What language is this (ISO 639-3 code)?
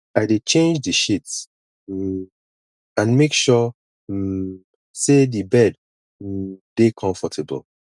pcm